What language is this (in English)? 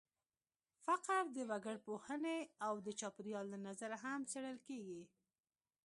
Pashto